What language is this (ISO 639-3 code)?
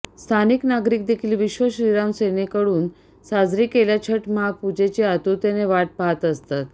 mar